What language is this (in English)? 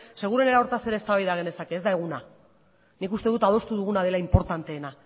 Basque